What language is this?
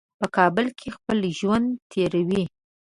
Pashto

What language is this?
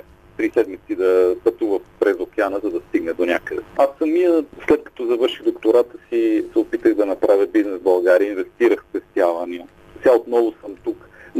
Bulgarian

